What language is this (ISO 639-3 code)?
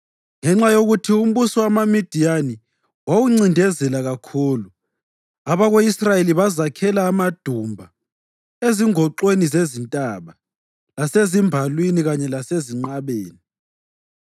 nde